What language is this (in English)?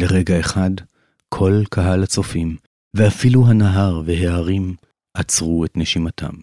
Hebrew